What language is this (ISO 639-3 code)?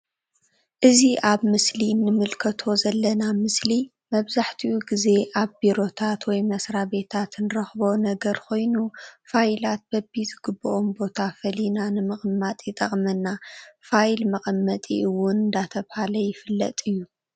tir